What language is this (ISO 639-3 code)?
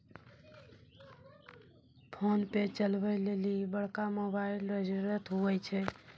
mai